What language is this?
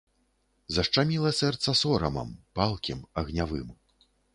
Belarusian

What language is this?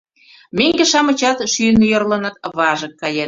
Mari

